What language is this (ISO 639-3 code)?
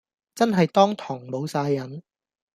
yue